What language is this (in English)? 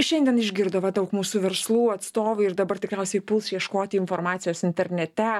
Lithuanian